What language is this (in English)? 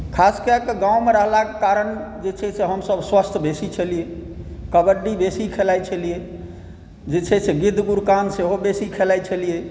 Maithili